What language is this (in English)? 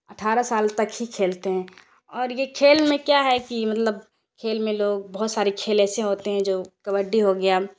Urdu